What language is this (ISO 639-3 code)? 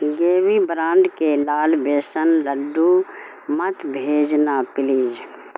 urd